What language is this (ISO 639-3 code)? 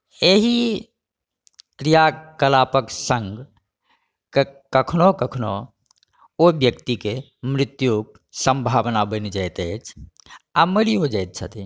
mai